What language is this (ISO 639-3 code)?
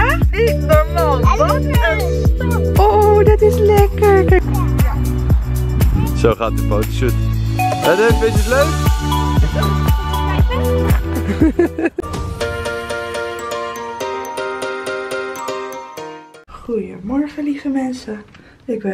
nld